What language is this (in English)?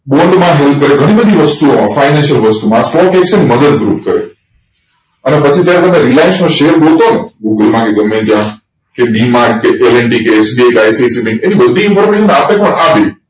Gujarati